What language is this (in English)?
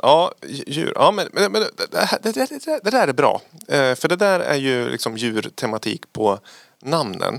Swedish